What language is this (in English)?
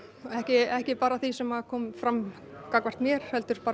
Icelandic